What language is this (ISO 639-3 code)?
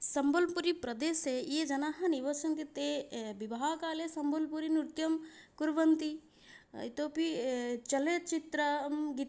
san